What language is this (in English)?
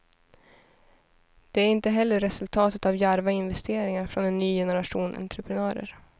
Swedish